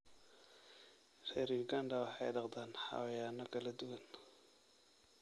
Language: Somali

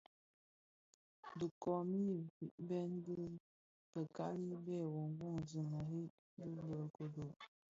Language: Bafia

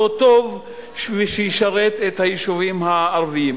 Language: Hebrew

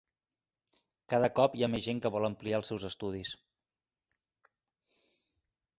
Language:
Catalan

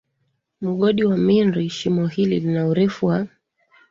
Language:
Swahili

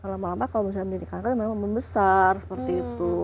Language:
Indonesian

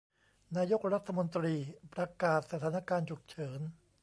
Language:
Thai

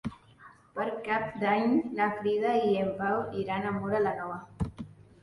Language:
Catalan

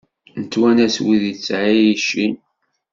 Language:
Kabyle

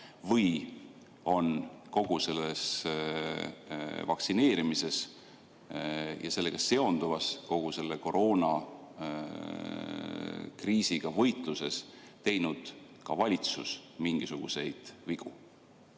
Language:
Estonian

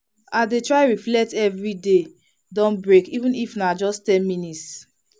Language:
Nigerian Pidgin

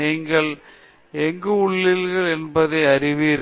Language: Tamil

